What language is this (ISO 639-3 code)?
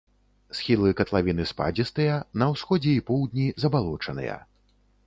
bel